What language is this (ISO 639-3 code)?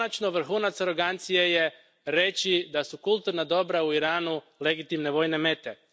hrv